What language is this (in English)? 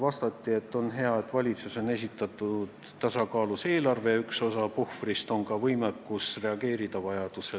Estonian